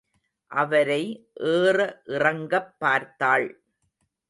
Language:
Tamil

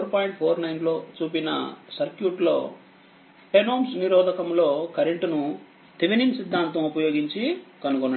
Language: Telugu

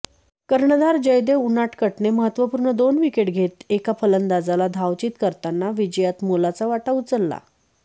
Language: Marathi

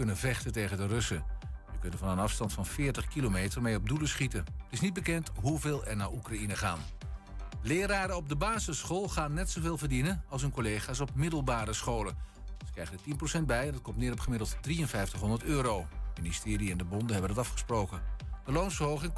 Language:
Dutch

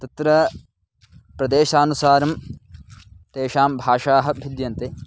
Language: Sanskrit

